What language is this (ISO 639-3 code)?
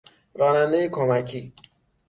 fas